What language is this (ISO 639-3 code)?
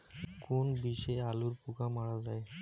ben